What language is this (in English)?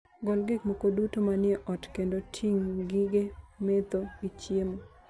Luo (Kenya and Tanzania)